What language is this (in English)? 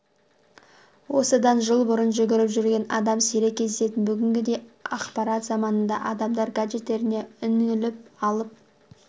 Kazakh